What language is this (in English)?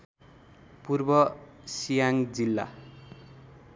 Nepali